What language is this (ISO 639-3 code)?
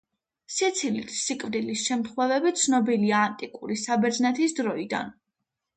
kat